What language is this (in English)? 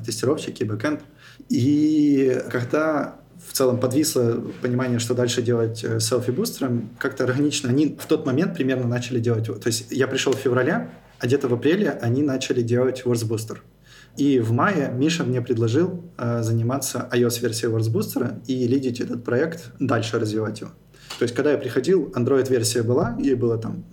Russian